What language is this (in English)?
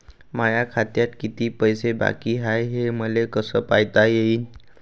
Marathi